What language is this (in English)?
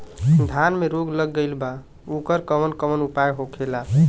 Bhojpuri